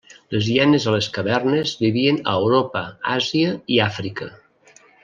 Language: Catalan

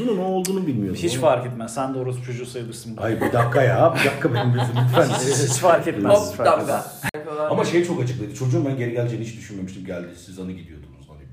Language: Turkish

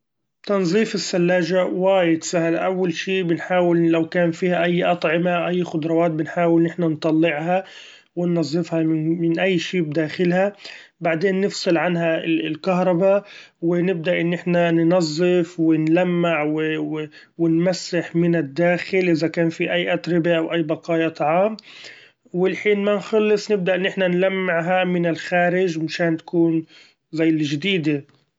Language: Gulf Arabic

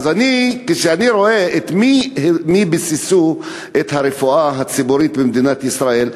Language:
Hebrew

